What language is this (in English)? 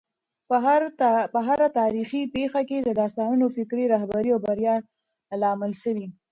Pashto